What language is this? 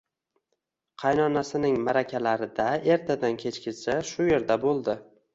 Uzbek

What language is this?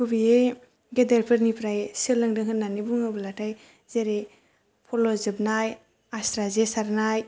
Bodo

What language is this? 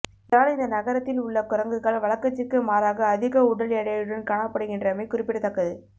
Tamil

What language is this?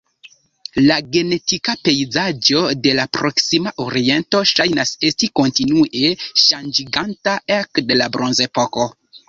Esperanto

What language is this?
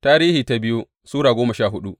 Hausa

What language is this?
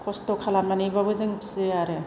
Bodo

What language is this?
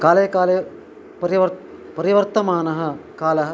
Sanskrit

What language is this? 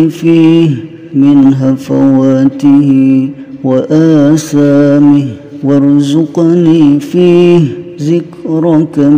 Arabic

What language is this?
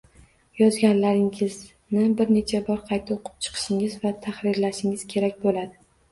Uzbek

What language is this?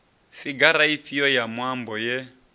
Venda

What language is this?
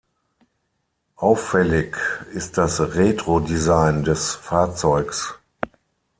German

